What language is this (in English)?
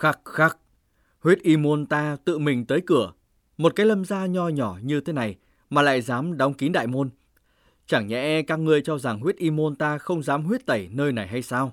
Vietnamese